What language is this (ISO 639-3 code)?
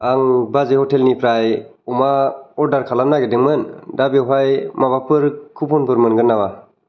brx